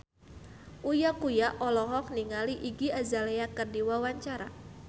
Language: Sundanese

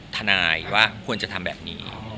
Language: Thai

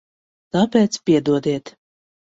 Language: Latvian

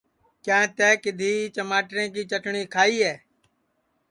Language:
Sansi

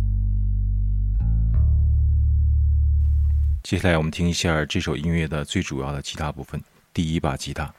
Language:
Chinese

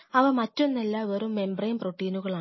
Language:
Malayalam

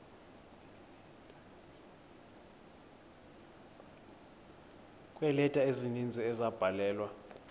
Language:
Xhosa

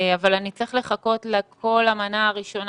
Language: Hebrew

